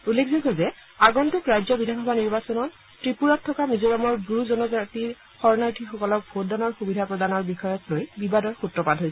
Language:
Assamese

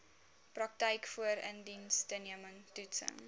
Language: Afrikaans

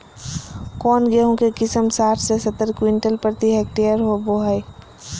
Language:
Magahi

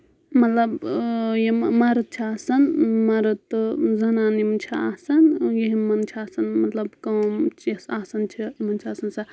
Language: Kashmiri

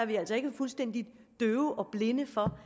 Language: Danish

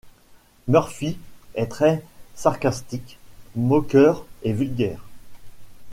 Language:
French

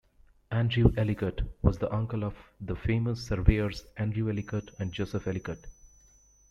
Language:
English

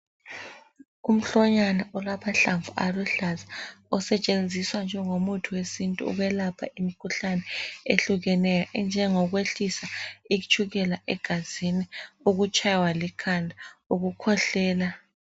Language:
North Ndebele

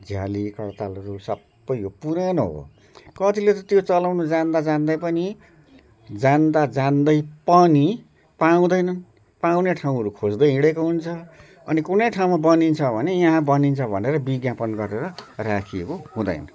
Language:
Nepali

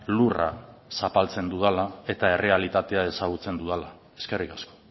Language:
Basque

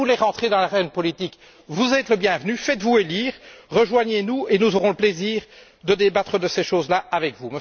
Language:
French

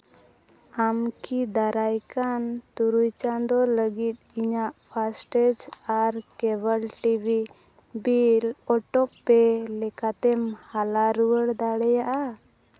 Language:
Santali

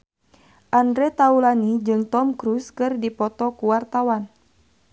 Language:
Sundanese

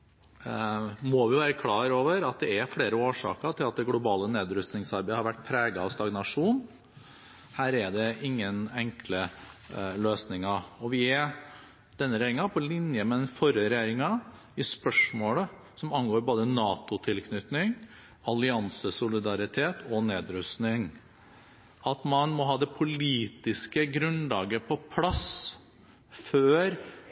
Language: Norwegian Bokmål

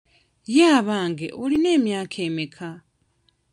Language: Ganda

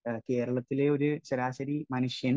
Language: Malayalam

